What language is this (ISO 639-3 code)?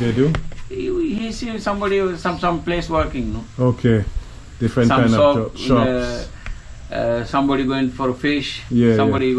eng